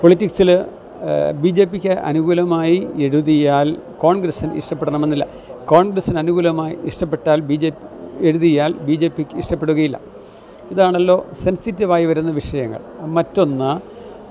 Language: Malayalam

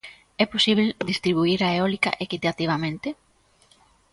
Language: Galician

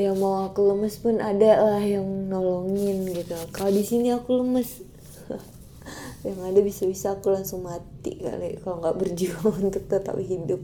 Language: Indonesian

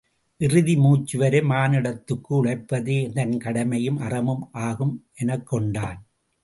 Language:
Tamil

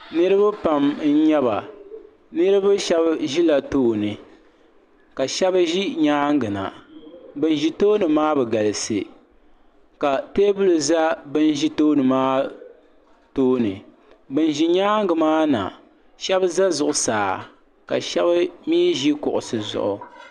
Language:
Dagbani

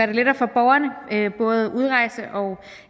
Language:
Danish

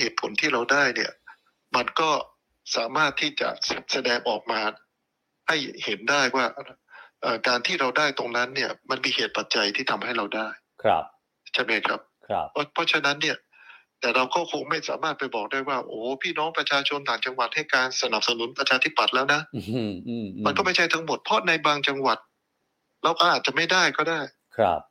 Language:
Thai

